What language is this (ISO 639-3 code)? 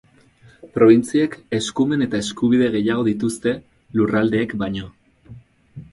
eus